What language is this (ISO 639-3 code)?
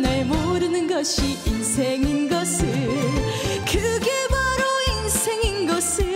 kor